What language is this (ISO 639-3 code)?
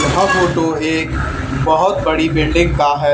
hin